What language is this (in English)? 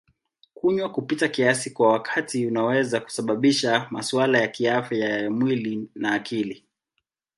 Swahili